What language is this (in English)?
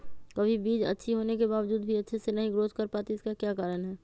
Magahi